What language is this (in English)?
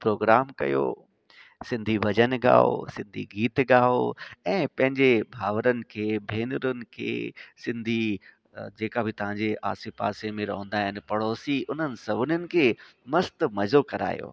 Sindhi